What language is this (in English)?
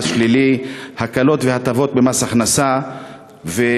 Hebrew